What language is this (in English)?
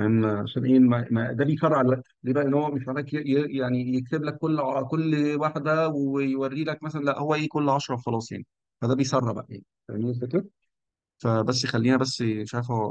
Arabic